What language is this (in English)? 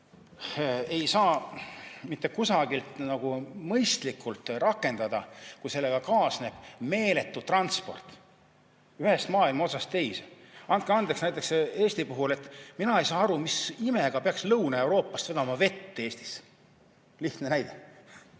Estonian